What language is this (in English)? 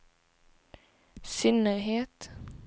Swedish